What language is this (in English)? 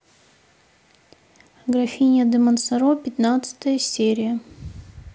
Russian